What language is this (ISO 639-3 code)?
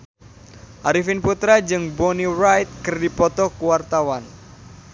sun